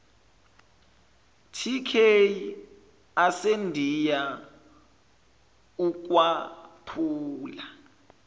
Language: Zulu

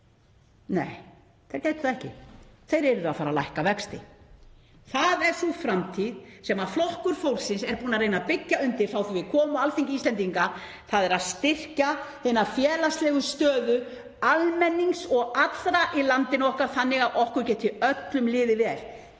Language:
Icelandic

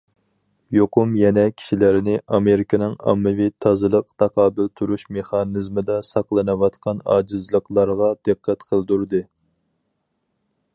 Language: Uyghur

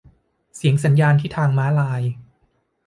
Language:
Thai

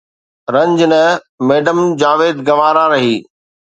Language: Sindhi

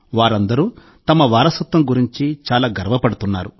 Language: Telugu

